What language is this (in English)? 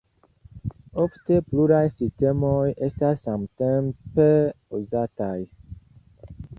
Esperanto